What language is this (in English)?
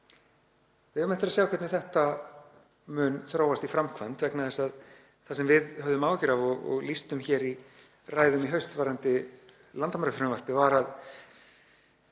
Icelandic